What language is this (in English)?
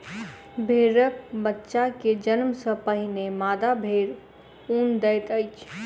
Maithili